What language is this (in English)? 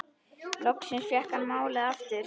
Icelandic